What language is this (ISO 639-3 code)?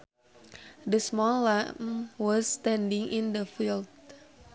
sun